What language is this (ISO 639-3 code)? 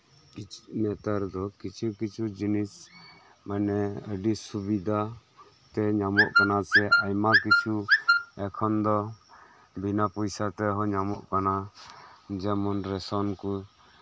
sat